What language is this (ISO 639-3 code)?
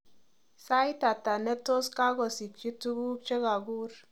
kln